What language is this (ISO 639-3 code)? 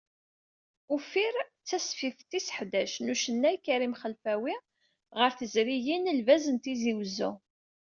kab